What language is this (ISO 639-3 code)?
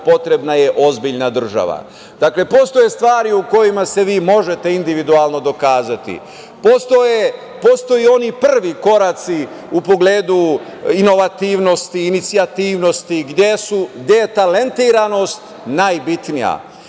srp